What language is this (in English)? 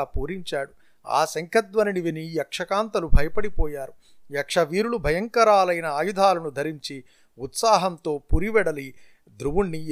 Telugu